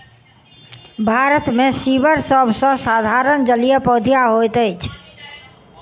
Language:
Maithili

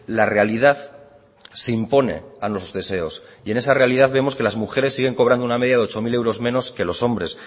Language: Spanish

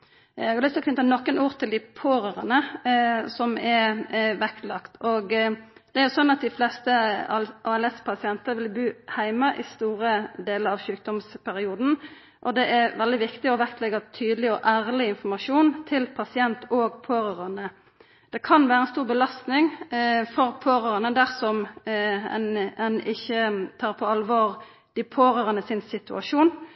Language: Norwegian Nynorsk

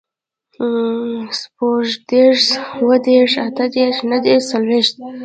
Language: Pashto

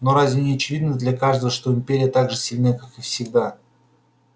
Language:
Russian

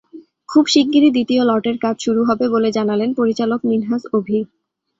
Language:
Bangla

